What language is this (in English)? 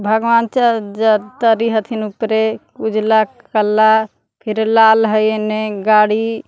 Magahi